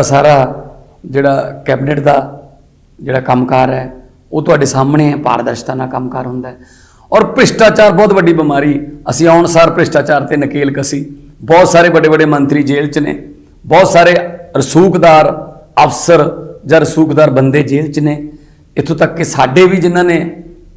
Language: Hindi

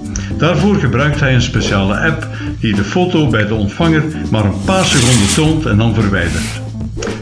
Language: Dutch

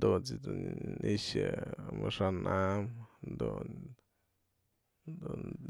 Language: Mazatlán Mixe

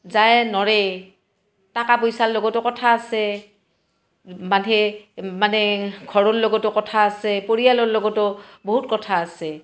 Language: Assamese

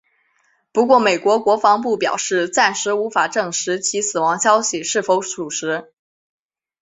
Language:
Chinese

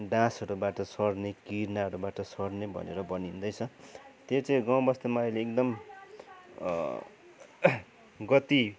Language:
Nepali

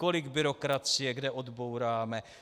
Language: Czech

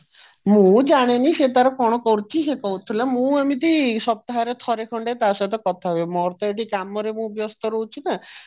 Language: Odia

